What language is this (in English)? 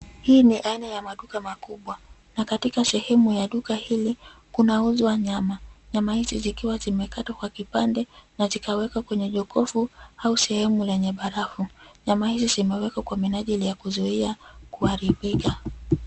Swahili